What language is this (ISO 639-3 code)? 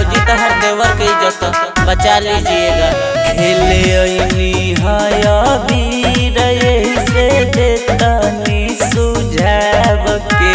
hin